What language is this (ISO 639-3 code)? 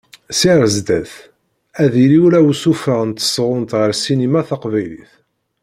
kab